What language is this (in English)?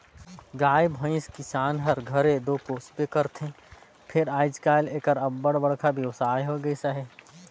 Chhattisgarhi